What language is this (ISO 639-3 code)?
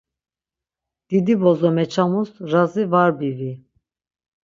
lzz